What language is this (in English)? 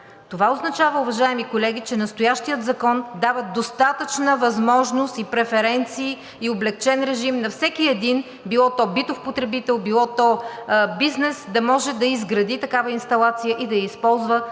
Bulgarian